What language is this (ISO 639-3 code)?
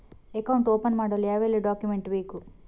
kan